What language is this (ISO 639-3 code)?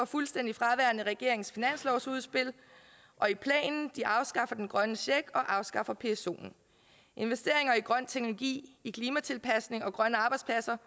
dan